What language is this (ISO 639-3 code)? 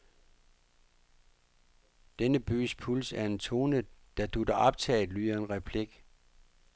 dan